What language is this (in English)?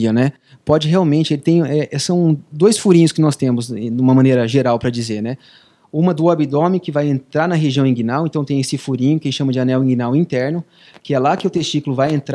Portuguese